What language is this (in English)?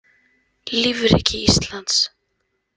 Icelandic